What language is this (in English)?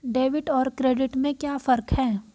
Hindi